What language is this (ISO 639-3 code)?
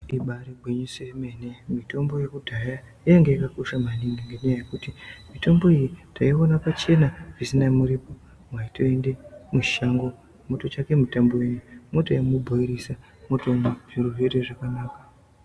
ndc